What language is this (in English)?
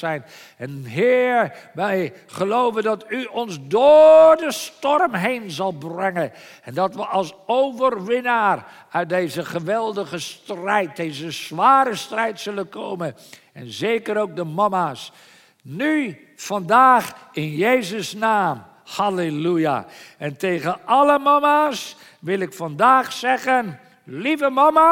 Dutch